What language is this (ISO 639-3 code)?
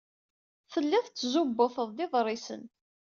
kab